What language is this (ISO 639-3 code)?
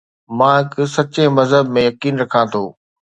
snd